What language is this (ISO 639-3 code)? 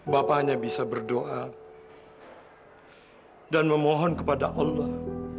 ind